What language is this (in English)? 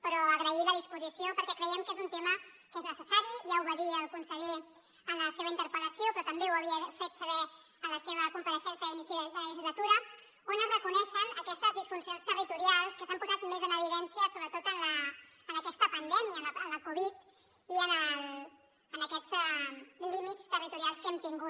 Catalan